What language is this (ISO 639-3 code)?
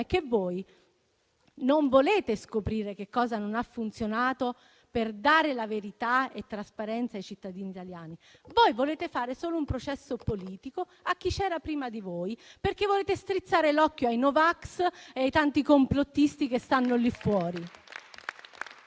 ita